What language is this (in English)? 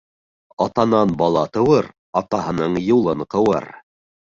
Bashkir